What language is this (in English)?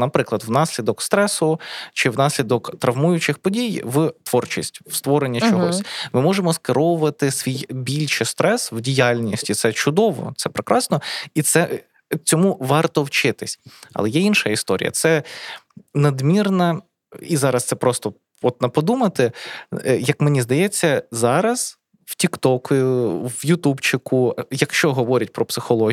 Ukrainian